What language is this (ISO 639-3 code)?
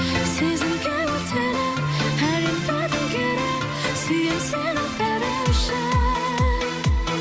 kaz